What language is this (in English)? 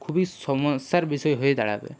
Bangla